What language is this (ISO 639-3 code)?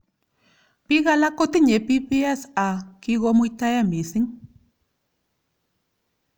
kln